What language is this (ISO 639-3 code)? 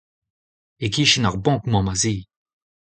bre